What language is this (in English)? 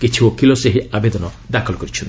Odia